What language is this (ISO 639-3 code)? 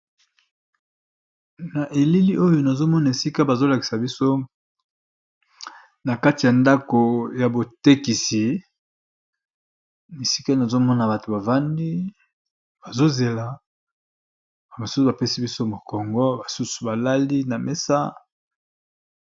lin